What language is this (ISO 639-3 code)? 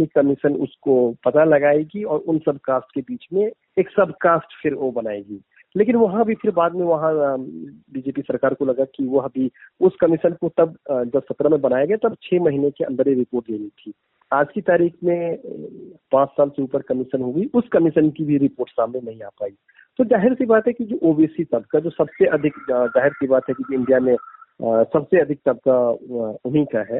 hin